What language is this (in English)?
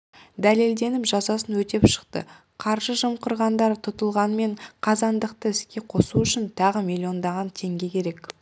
Kazakh